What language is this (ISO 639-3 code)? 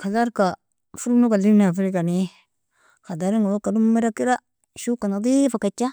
fia